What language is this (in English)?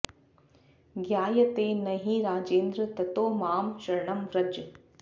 Sanskrit